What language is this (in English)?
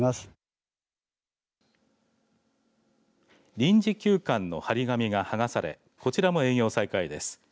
Japanese